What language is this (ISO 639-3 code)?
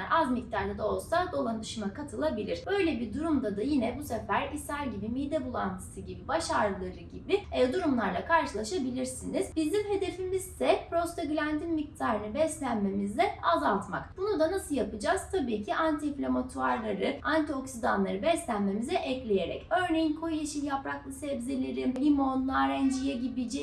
tur